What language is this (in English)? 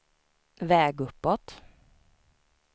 Swedish